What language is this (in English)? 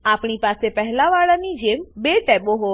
Gujarati